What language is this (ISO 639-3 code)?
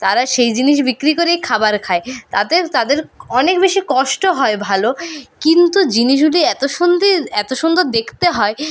ben